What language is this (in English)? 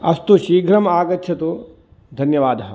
Sanskrit